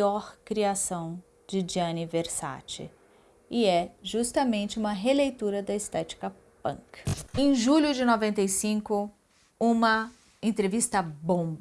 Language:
Portuguese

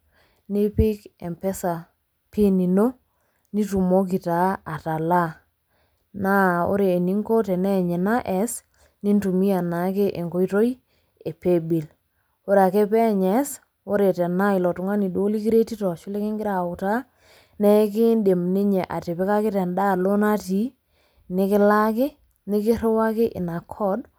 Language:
Masai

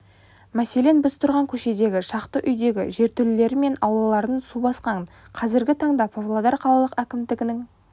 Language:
Kazakh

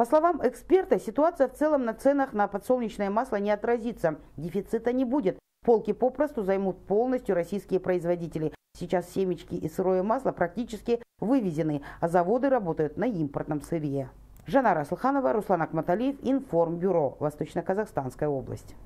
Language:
Russian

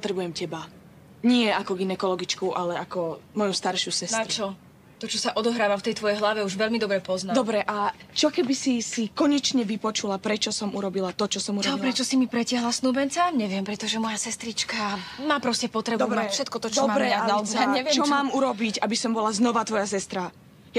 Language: Slovak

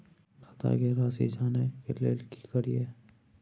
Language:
Maithili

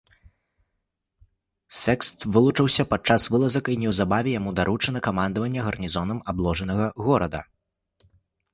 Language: Belarusian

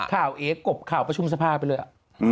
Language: Thai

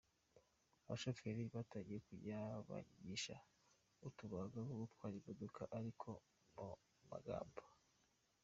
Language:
Kinyarwanda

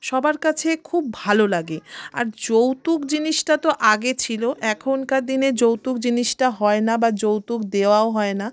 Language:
Bangla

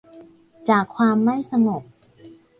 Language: Thai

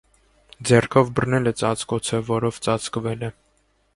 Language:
Armenian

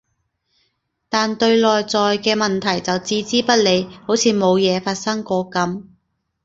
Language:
Cantonese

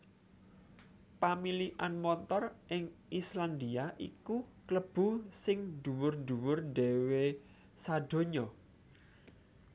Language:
Javanese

